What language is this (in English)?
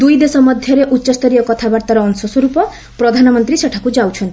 Odia